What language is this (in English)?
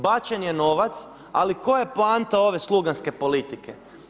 Croatian